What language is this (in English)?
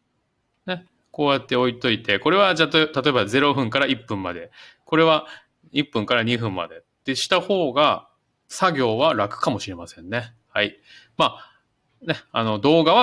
Japanese